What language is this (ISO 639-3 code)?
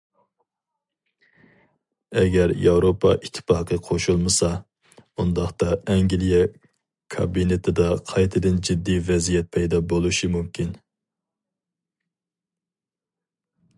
uig